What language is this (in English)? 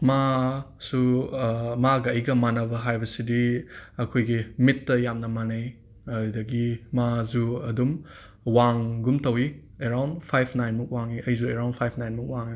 Manipuri